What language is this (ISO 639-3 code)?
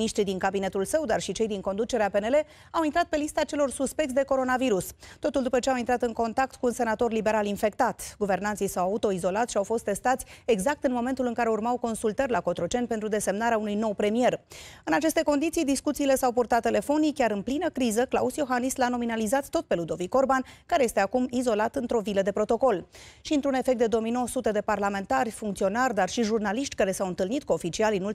ron